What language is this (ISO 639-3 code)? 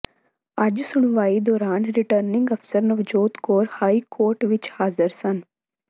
pan